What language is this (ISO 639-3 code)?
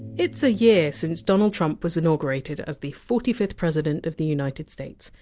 eng